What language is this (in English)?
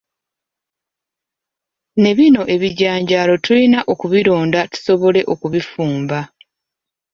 Ganda